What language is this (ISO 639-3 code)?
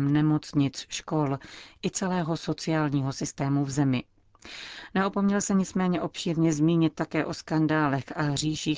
ces